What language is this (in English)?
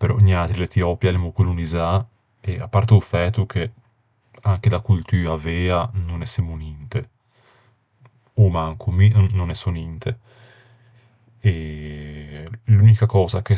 Ligurian